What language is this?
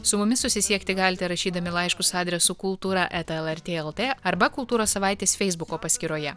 Lithuanian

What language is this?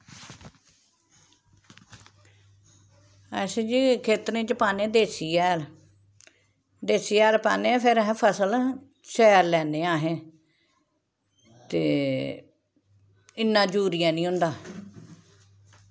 Dogri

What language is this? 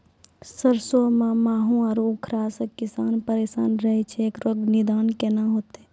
Maithili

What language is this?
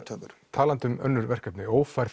Icelandic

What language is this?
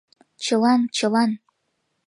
Mari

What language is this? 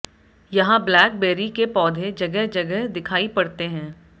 Hindi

